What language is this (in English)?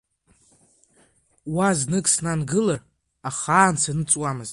Abkhazian